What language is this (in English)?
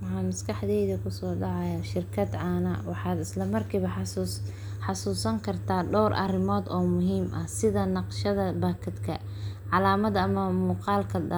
Somali